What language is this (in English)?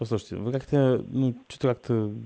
Russian